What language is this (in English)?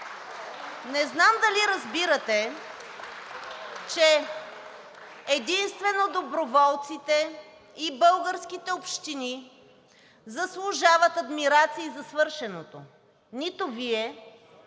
Bulgarian